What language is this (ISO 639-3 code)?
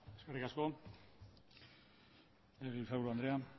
eus